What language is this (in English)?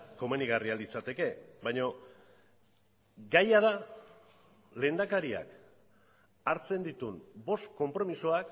Basque